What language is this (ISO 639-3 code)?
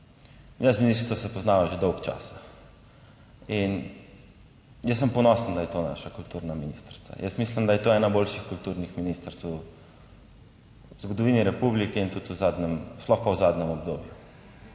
slv